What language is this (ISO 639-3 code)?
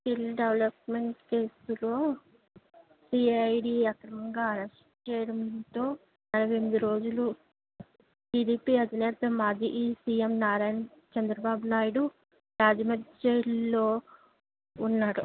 tel